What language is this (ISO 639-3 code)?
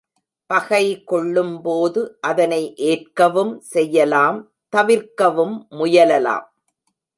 tam